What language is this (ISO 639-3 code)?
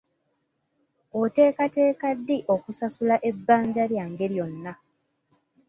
lug